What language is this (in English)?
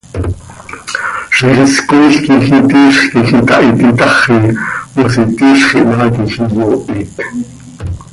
Seri